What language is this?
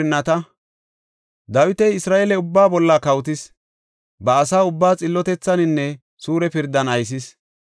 Gofa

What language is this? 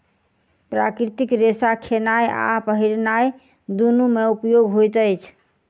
Maithili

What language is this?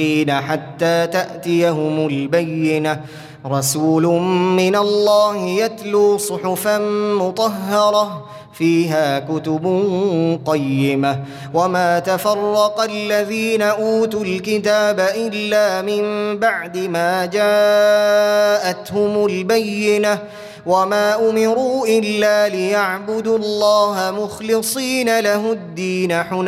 Arabic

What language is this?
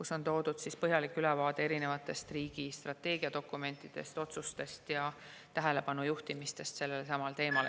Estonian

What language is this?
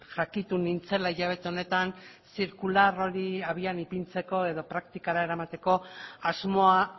Basque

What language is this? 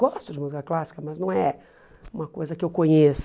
Portuguese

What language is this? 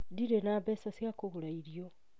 Kikuyu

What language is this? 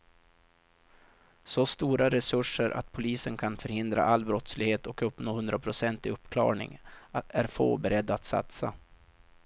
Swedish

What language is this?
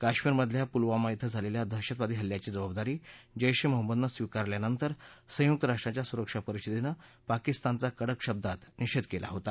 Marathi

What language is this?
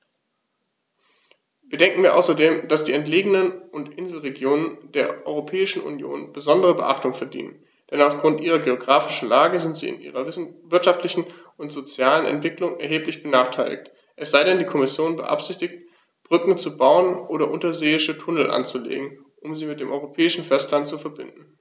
German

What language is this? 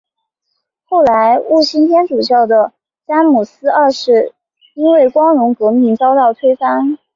Chinese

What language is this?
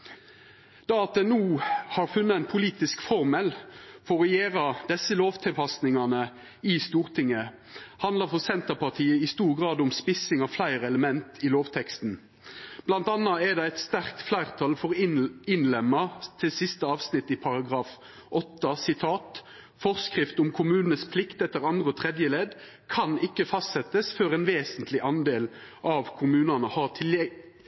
Norwegian Nynorsk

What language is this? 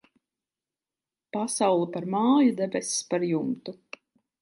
Latvian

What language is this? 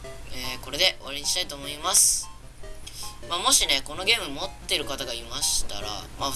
Japanese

